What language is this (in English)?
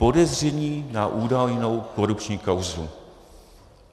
Czech